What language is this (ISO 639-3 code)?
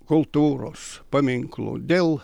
lit